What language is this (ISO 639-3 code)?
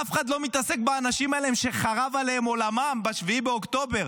heb